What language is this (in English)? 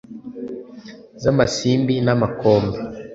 Kinyarwanda